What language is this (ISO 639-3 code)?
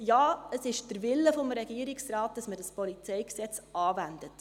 gsw